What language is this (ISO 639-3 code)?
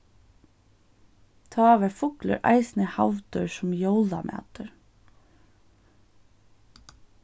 fao